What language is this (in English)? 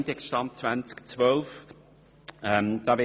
Swiss German